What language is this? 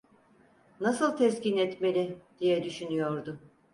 Turkish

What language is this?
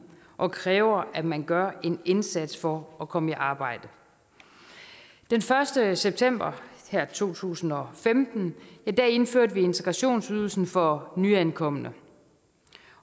Danish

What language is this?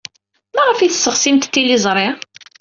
Kabyle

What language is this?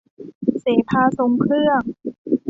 Thai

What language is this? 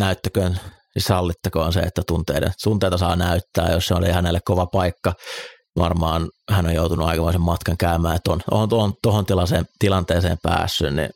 Finnish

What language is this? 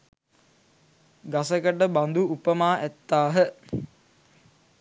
Sinhala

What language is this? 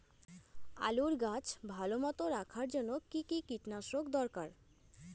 Bangla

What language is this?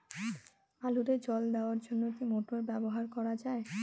Bangla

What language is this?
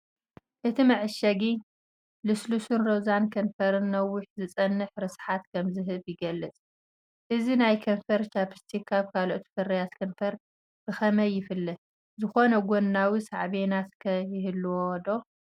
Tigrinya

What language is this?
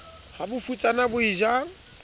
Southern Sotho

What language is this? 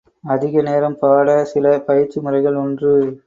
Tamil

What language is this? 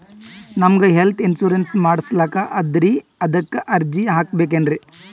Kannada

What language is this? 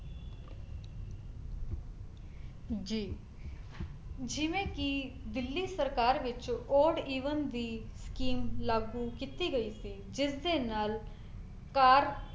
Punjabi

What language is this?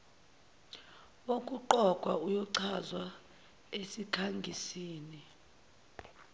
Zulu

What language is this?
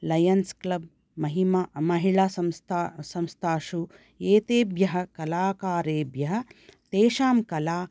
Sanskrit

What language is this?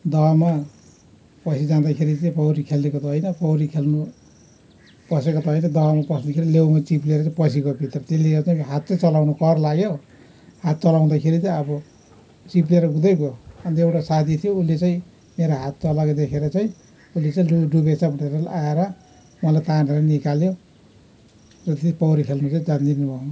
Nepali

